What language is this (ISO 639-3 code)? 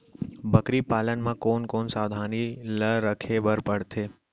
hne